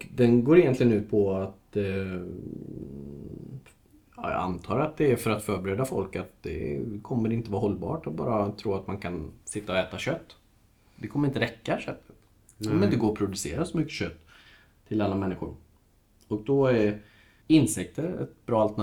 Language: Swedish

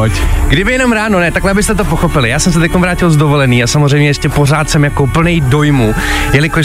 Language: Czech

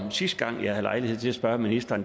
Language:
Danish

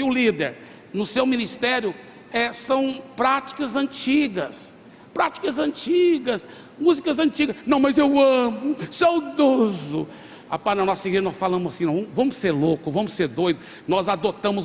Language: Portuguese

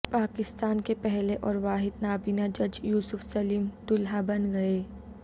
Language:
Urdu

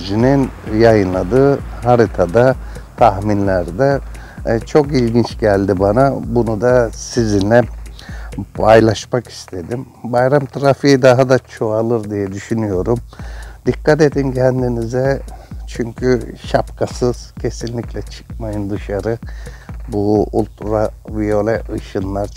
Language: Turkish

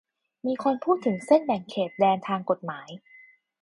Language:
Thai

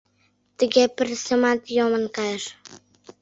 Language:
Mari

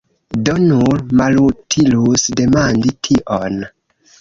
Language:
Esperanto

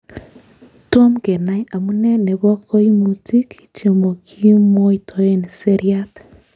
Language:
Kalenjin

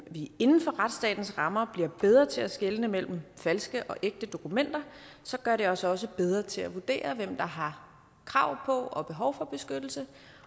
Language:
Danish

